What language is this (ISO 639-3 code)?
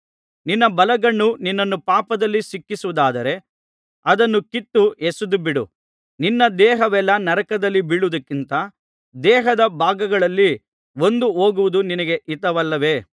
kan